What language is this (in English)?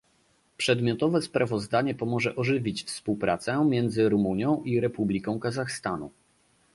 Polish